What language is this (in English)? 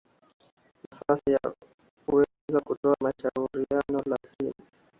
Swahili